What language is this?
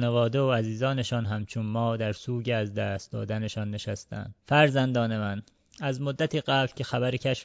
Persian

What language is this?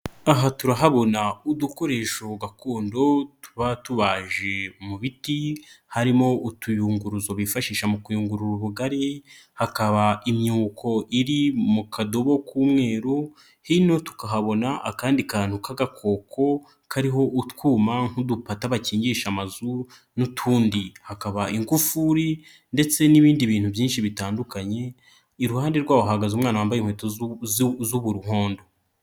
Kinyarwanda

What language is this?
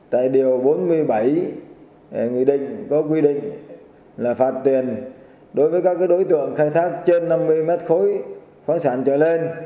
Vietnamese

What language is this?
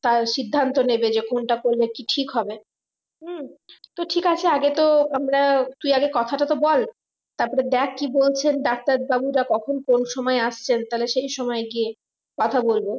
Bangla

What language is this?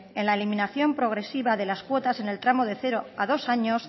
Spanish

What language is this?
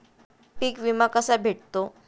Marathi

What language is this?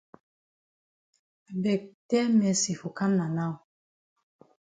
Cameroon Pidgin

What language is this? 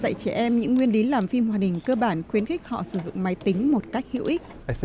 Vietnamese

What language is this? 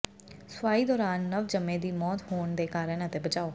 Punjabi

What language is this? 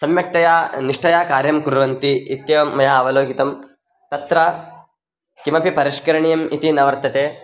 Sanskrit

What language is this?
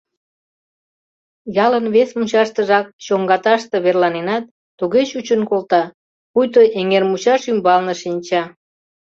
Mari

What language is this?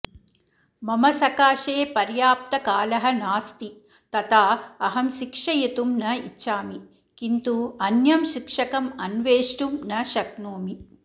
Sanskrit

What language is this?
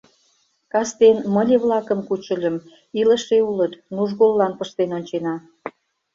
Mari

